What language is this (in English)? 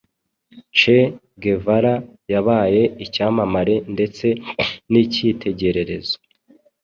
Kinyarwanda